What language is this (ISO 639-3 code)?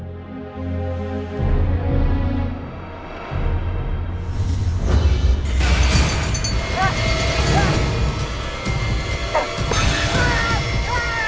ind